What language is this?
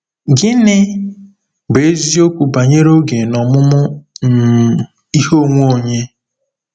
Igbo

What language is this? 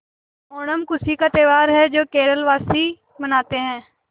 Hindi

